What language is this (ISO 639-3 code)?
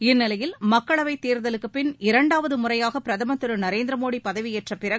tam